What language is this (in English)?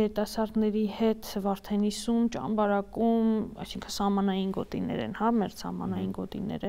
Romanian